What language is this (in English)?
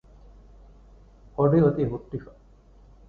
Divehi